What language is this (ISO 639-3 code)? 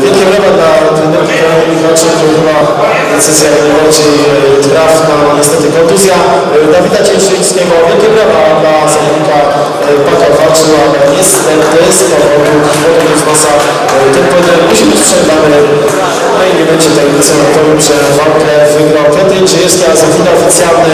pol